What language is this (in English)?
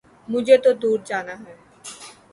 Urdu